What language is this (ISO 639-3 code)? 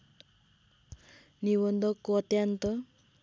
nep